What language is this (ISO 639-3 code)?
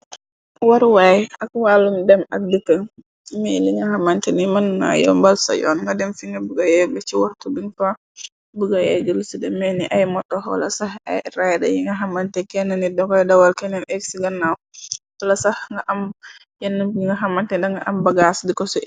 wol